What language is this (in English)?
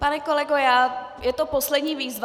Czech